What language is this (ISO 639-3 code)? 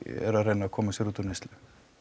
isl